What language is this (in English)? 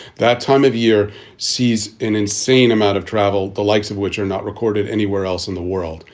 English